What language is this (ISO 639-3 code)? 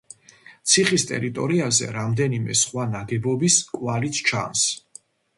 kat